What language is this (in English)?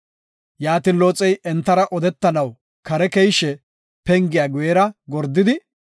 Gofa